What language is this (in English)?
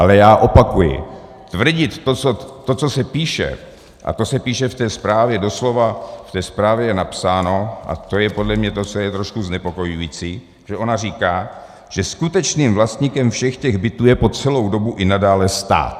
Czech